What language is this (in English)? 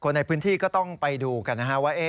Thai